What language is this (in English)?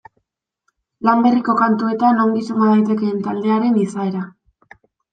Basque